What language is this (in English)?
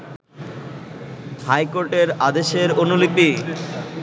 Bangla